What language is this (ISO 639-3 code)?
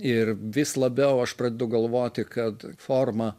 lit